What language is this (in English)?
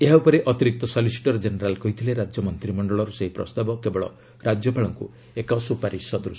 Odia